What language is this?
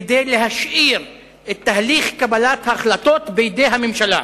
Hebrew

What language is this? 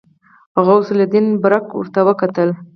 Pashto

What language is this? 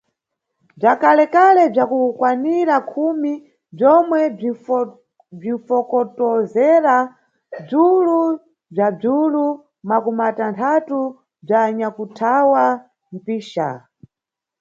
Nyungwe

